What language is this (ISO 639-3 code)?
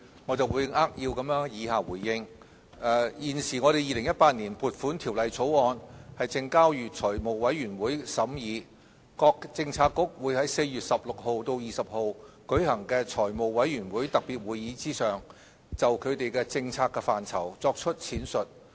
yue